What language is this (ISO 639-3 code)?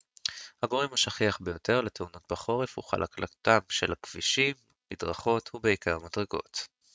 heb